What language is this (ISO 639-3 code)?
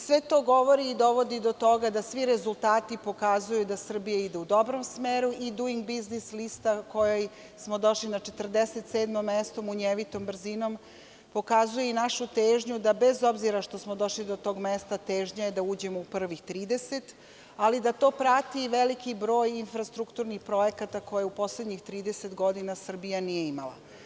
srp